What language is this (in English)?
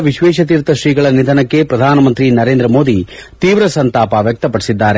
Kannada